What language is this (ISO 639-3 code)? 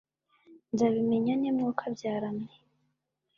kin